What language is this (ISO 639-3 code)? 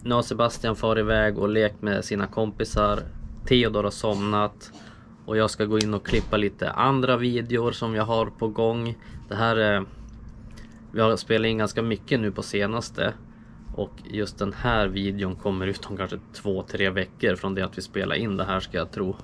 swe